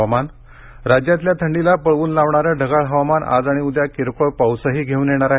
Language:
Marathi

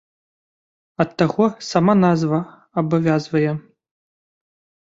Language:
Belarusian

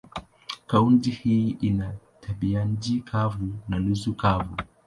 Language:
Swahili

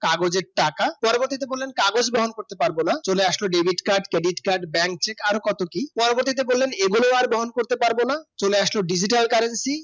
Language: Bangla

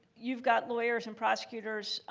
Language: English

